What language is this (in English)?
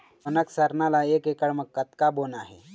Chhattisgarhi